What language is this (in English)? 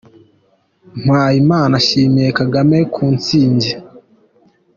Kinyarwanda